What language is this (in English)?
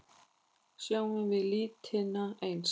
Icelandic